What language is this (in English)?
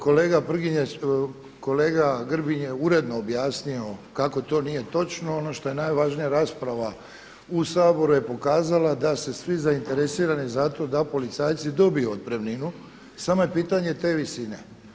Croatian